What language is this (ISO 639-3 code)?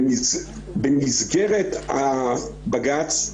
heb